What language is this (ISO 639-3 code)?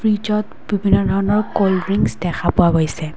asm